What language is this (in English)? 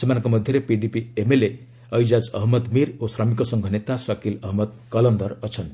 Odia